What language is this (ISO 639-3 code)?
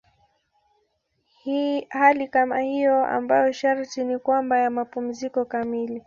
swa